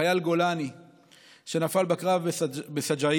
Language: Hebrew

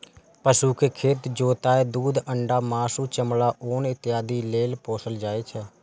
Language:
Maithili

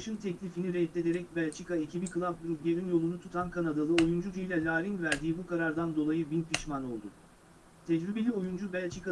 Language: Turkish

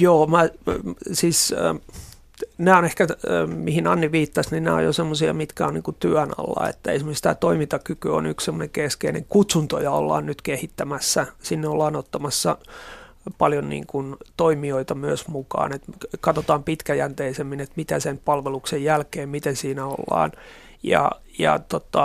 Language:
Finnish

